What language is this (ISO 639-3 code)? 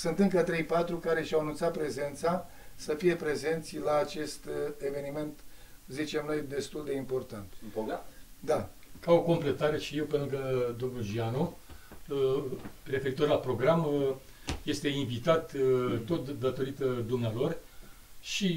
ron